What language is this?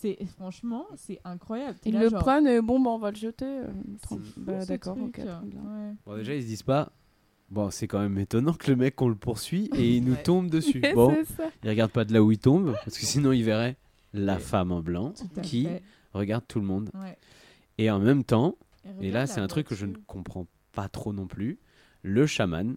French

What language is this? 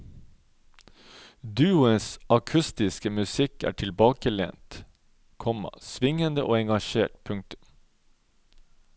Norwegian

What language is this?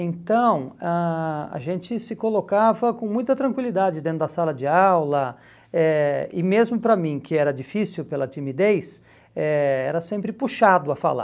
Portuguese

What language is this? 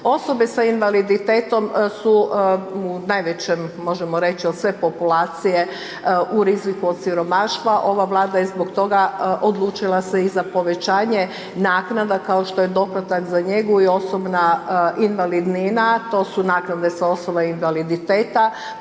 Croatian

